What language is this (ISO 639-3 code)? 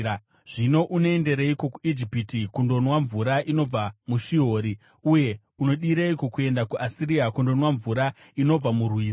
sna